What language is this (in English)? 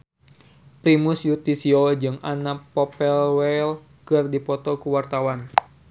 Sundanese